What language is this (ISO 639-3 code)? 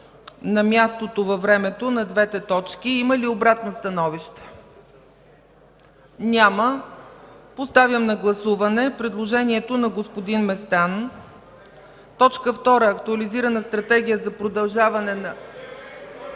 bul